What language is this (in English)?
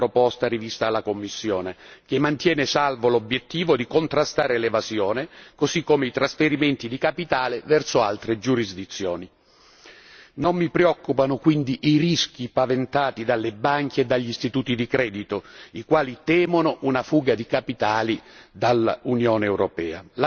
Italian